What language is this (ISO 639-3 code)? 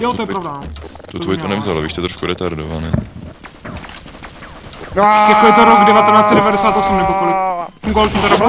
ces